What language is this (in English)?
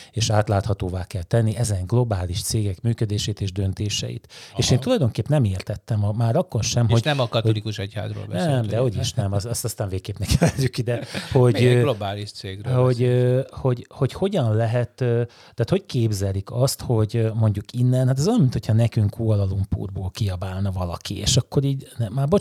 Hungarian